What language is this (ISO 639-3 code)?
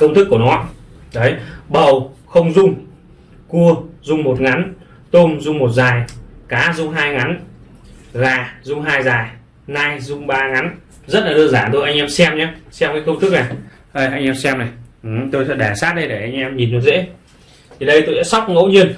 vie